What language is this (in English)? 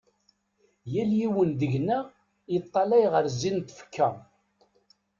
Kabyle